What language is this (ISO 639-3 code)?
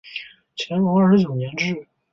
zho